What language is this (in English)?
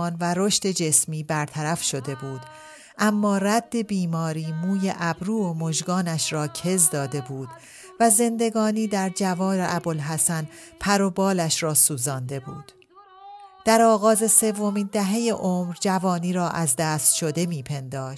Persian